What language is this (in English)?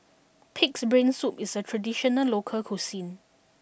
English